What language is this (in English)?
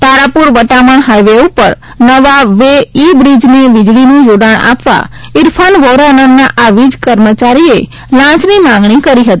Gujarati